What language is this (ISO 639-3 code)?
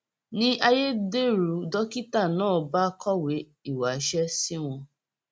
yor